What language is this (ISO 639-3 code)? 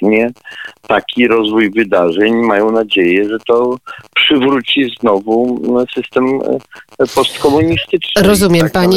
pol